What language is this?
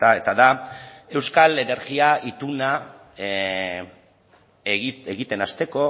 Basque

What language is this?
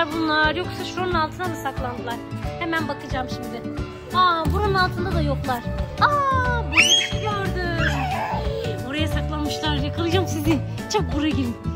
Turkish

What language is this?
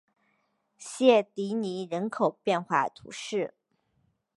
Chinese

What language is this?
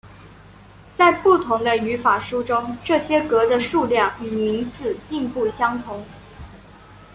Chinese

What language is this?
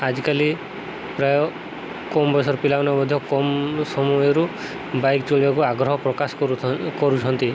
Odia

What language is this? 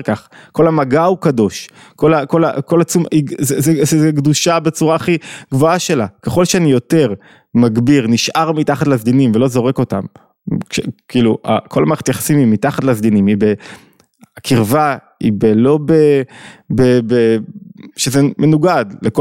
Hebrew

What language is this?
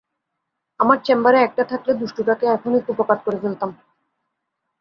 Bangla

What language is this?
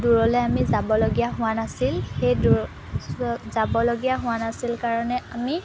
Assamese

